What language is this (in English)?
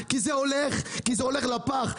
Hebrew